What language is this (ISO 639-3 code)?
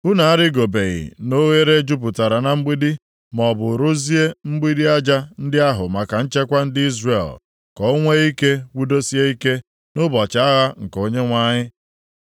ibo